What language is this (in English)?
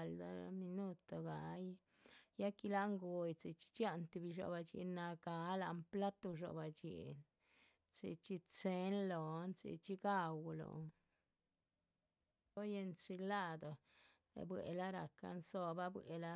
Chichicapan Zapotec